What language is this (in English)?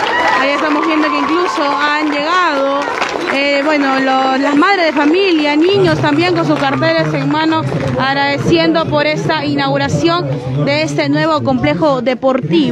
Spanish